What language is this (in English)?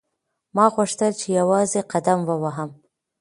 Pashto